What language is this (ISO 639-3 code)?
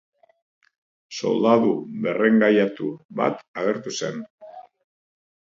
eus